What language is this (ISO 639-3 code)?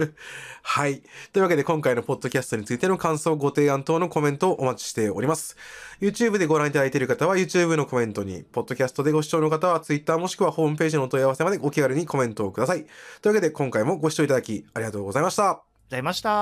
jpn